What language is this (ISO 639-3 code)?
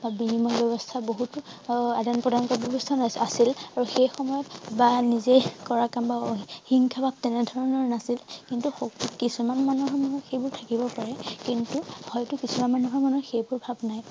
asm